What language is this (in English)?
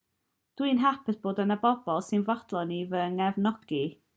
Welsh